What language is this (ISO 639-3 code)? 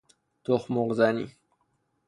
fas